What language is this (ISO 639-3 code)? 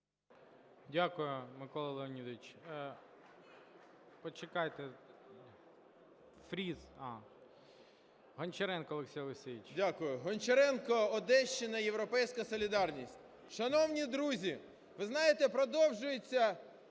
ukr